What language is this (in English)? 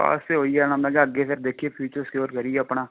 Punjabi